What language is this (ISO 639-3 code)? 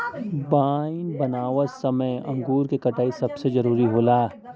bho